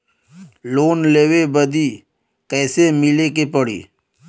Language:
Bhojpuri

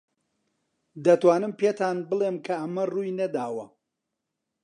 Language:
Central Kurdish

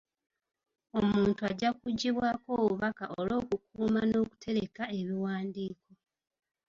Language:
Ganda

